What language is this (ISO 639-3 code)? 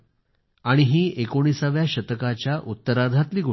mar